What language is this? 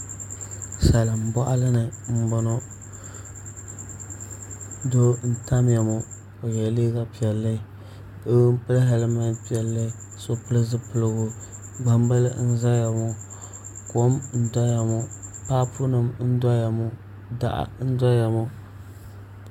Dagbani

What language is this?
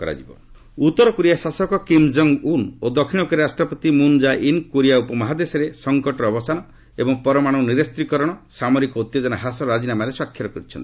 Odia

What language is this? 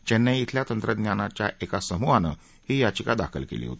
Marathi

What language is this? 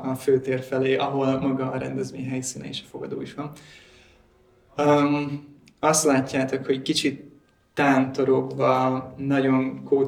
Hungarian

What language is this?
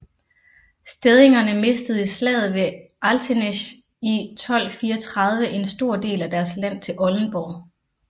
Danish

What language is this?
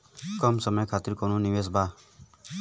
Bhojpuri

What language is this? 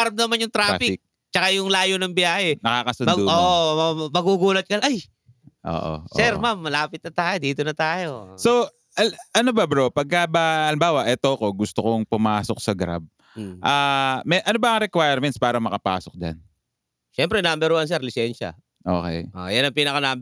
Filipino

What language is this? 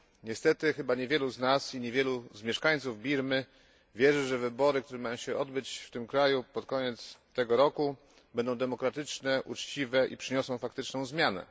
Polish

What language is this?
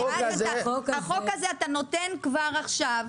Hebrew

